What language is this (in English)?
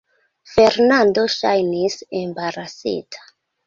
Esperanto